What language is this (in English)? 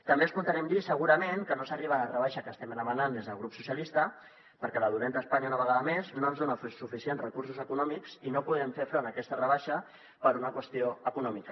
Catalan